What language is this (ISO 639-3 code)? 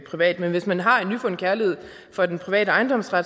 dan